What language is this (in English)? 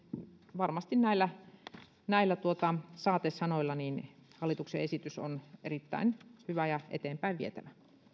Finnish